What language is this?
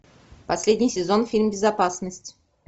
Russian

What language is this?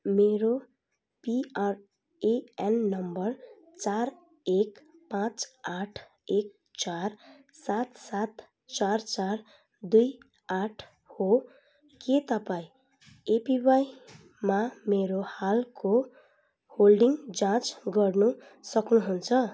Nepali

